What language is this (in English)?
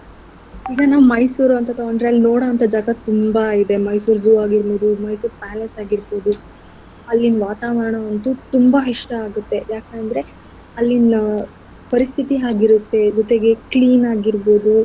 Kannada